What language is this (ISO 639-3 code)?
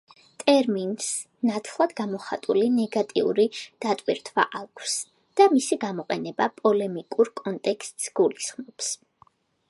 kat